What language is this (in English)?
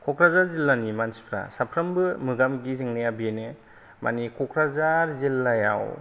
Bodo